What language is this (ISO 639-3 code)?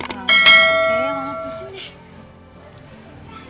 ind